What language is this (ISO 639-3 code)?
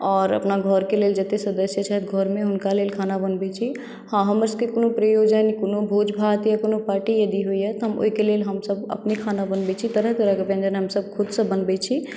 mai